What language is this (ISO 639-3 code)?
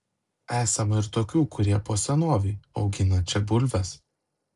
lit